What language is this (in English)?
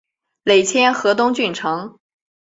Chinese